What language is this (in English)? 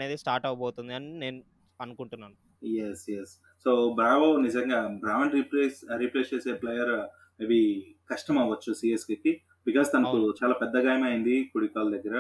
Telugu